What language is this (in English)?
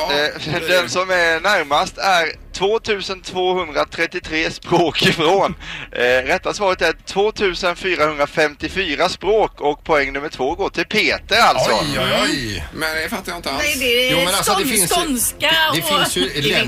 Swedish